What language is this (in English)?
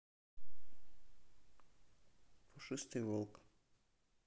Russian